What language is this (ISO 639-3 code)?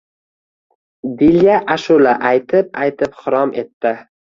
uzb